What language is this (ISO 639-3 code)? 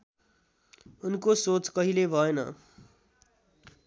nep